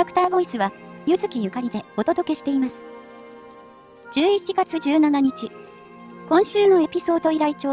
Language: Japanese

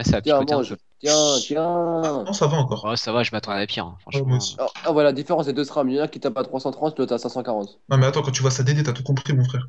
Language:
French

